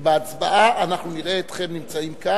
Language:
Hebrew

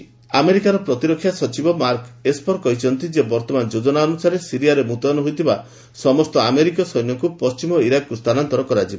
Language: Odia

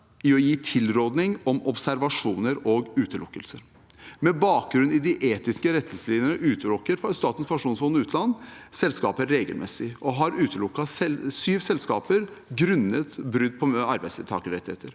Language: Norwegian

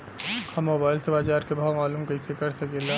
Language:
Bhojpuri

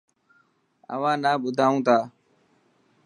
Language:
Dhatki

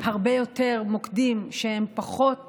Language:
Hebrew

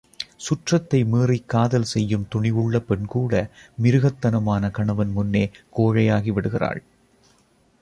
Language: Tamil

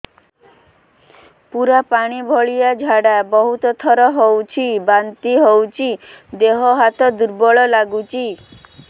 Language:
Odia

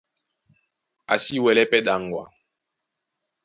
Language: Duala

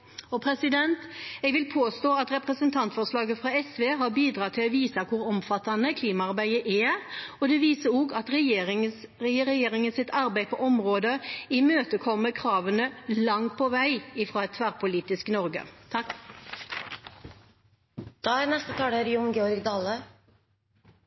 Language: Norwegian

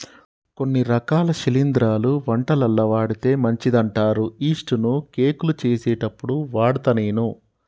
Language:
Telugu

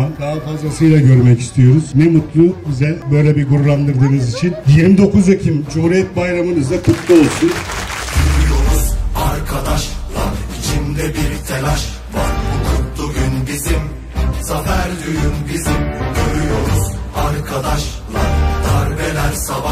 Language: Turkish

